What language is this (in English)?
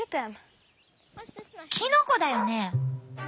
Japanese